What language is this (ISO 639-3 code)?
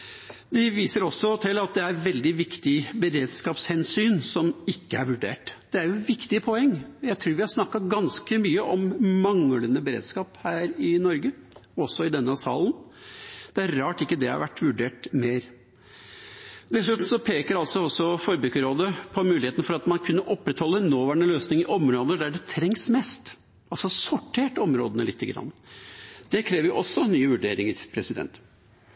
nob